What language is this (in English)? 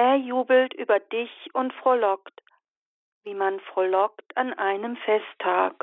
German